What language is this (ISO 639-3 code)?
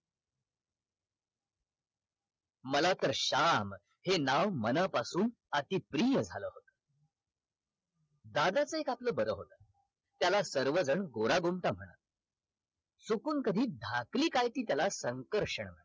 mar